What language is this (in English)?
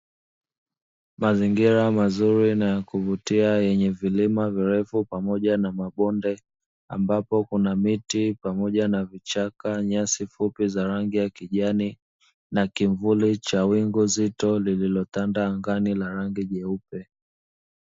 Swahili